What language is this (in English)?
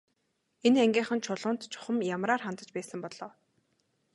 Mongolian